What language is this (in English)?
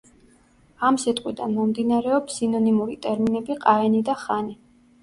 Georgian